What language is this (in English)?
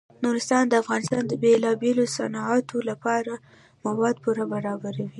Pashto